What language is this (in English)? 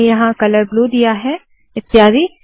Hindi